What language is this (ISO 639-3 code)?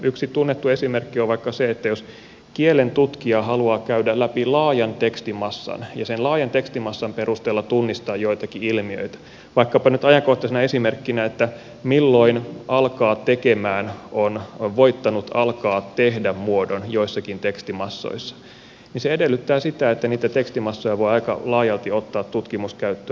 fin